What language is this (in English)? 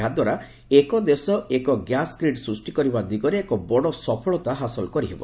Odia